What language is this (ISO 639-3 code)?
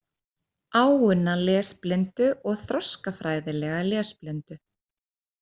isl